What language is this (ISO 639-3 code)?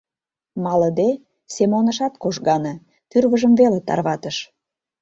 chm